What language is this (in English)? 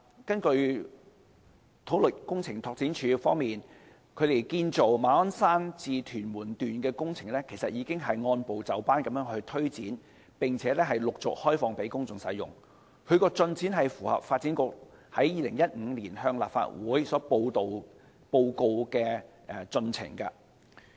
Cantonese